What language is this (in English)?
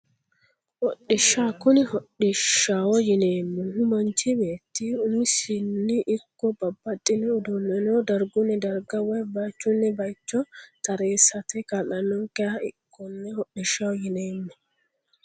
Sidamo